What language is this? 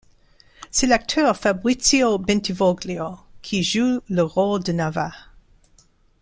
French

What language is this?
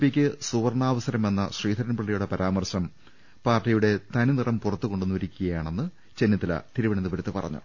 Malayalam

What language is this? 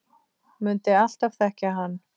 Icelandic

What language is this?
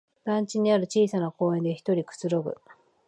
Japanese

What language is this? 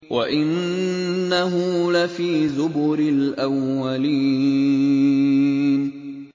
Arabic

